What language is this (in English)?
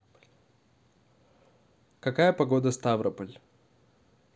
Russian